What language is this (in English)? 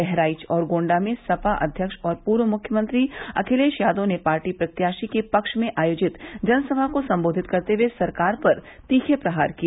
Hindi